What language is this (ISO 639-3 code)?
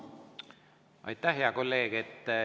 est